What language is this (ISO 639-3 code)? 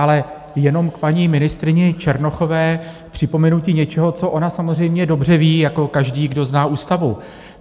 ces